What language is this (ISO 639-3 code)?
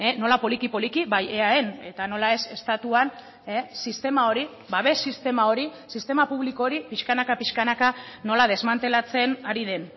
eus